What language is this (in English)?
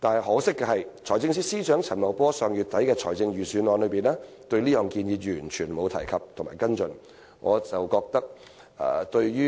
Cantonese